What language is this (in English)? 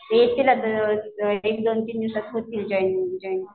Marathi